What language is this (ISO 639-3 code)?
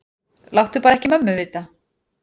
isl